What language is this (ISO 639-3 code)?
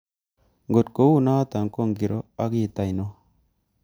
kln